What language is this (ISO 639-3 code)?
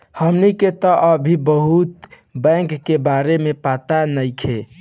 bho